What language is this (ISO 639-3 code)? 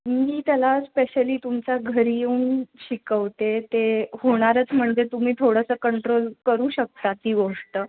mar